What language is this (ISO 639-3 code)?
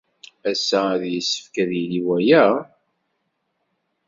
kab